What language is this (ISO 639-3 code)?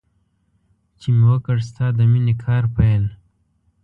pus